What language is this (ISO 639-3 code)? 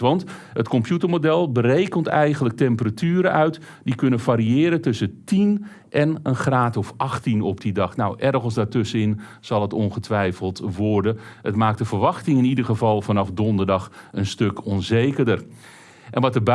nld